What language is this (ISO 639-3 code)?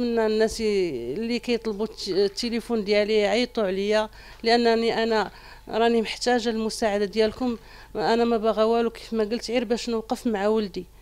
ara